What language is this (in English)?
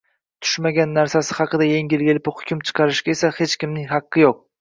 Uzbek